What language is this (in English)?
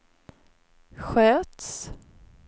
Swedish